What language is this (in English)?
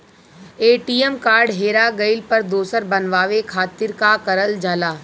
Bhojpuri